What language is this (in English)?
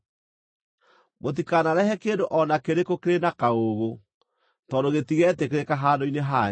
Kikuyu